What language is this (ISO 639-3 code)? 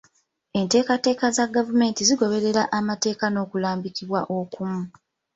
lug